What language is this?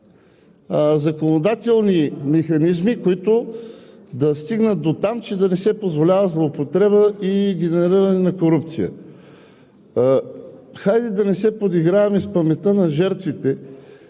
Bulgarian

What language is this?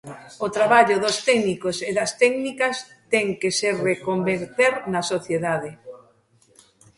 Galician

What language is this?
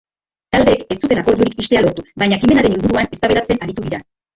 Basque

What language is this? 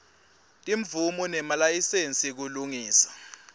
Swati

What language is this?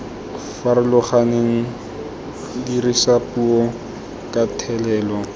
Tswana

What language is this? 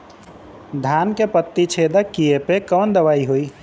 Bhojpuri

